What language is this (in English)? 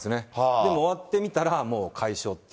Japanese